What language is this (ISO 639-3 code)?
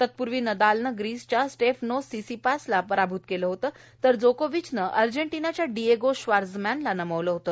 mar